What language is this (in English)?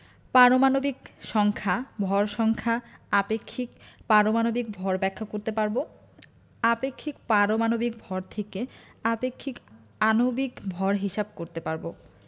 Bangla